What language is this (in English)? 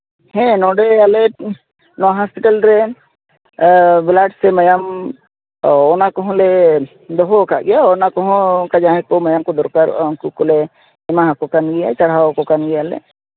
Santali